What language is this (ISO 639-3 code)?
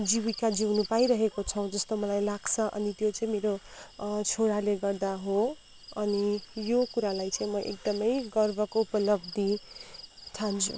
nep